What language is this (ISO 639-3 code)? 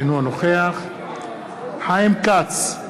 heb